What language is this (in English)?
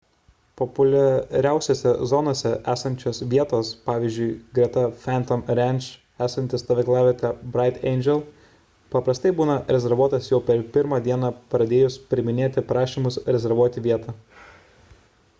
Lithuanian